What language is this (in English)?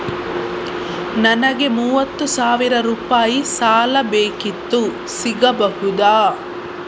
Kannada